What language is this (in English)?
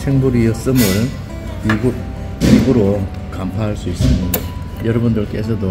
Korean